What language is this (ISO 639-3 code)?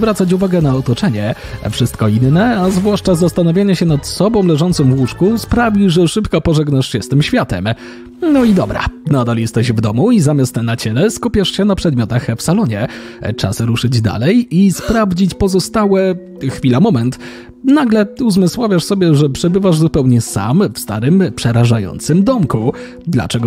pol